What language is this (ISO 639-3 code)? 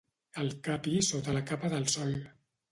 cat